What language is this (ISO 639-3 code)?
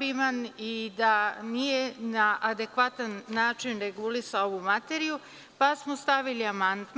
srp